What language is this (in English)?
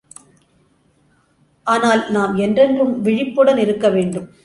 Tamil